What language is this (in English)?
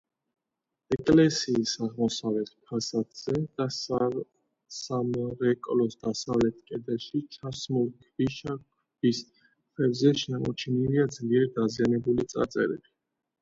Georgian